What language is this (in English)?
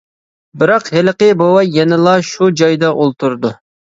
Uyghur